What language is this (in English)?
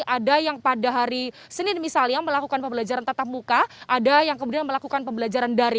Indonesian